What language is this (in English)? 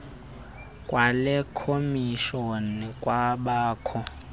Xhosa